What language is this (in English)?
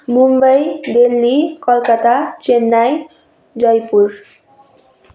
Nepali